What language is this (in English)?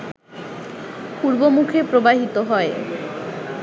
Bangla